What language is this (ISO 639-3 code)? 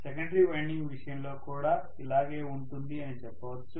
tel